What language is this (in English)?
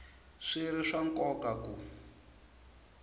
Tsonga